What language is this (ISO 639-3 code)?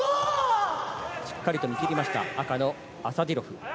jpn